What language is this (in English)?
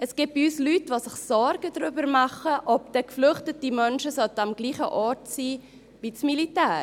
Swiss German